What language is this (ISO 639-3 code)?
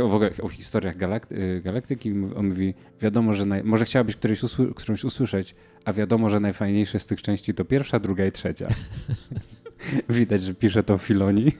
pol